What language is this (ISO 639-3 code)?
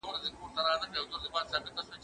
pus